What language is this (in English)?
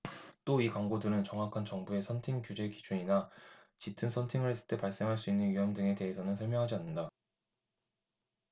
Korean